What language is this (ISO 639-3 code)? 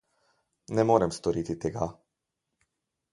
slv